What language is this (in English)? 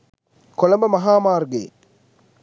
Sinhala